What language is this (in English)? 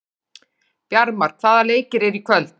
Icelandic